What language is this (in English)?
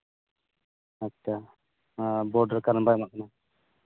Santali